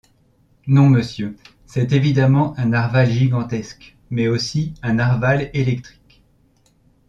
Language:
French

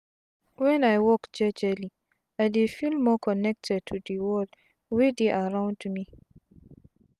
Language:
Nigerian Pidgin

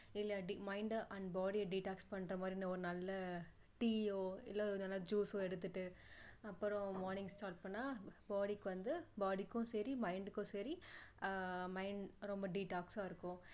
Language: Tamil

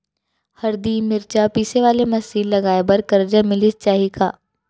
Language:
Chhattisgarhi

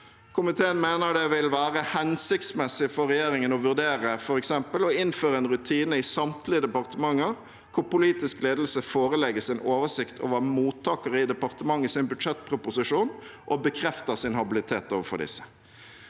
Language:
Norwegian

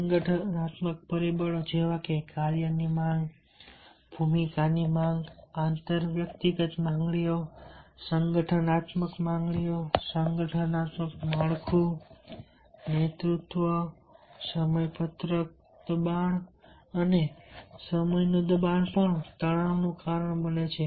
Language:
Gujarati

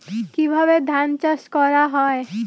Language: Bangla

